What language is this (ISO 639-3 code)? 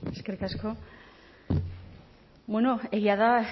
eus